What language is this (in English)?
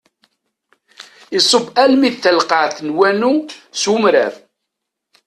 Kabyle